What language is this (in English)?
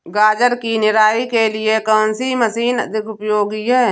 Hindi